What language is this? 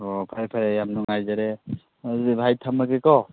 Manipuri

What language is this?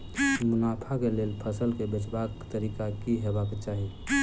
Maithili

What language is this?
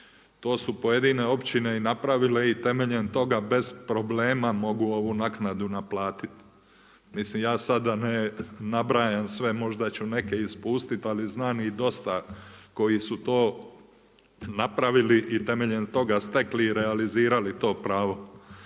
Croatian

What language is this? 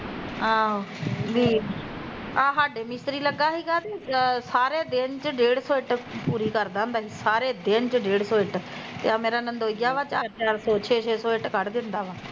Punjabi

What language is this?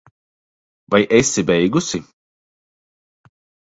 Latvian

